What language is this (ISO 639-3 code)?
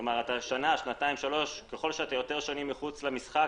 heb